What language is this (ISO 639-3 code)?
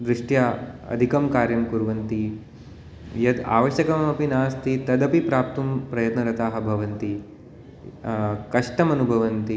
san